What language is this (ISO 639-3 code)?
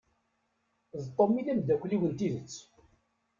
kab